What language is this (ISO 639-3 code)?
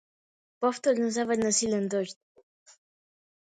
mkd